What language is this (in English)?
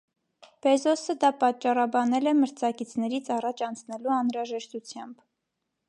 Armenian